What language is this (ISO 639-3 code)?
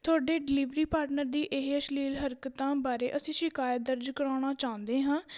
pan